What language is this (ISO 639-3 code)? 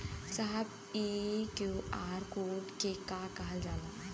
bho